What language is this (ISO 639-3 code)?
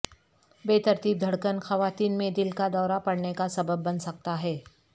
urd